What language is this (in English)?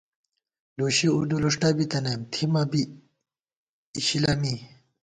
Gawar-Bati